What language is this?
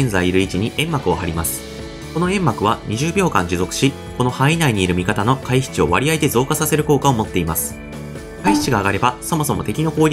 Japanese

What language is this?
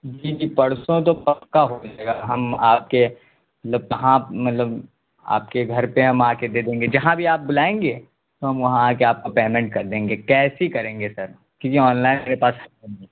Urdu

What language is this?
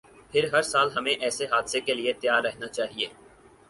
Urdu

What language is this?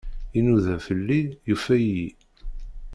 Kabyle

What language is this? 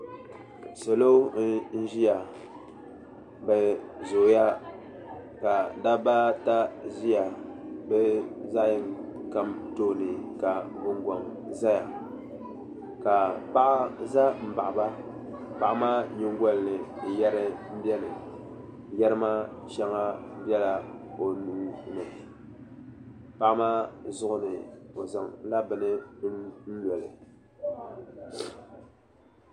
Dagbani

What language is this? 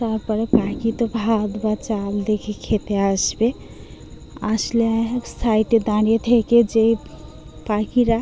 Bangla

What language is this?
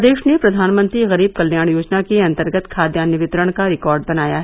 Hindi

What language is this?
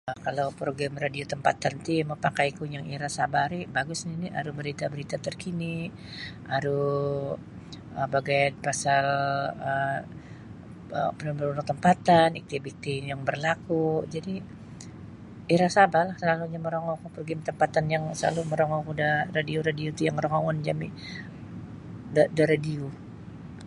Sabah Bisaya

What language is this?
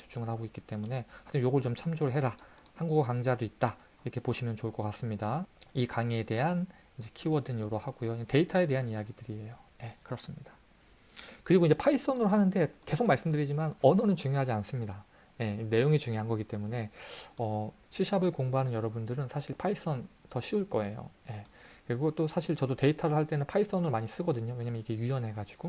Korean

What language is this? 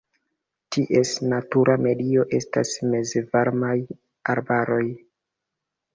Esperanto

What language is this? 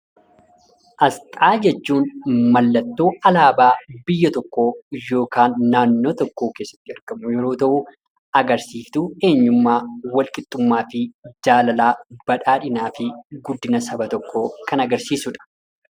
Oromo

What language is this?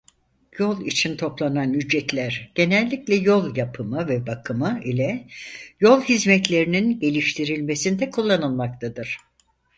Turkish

